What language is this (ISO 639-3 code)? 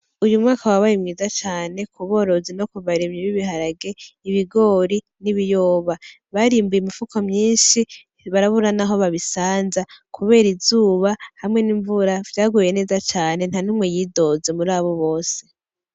run